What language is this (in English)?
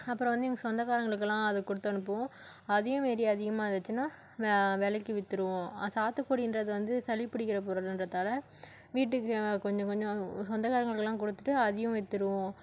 Tamil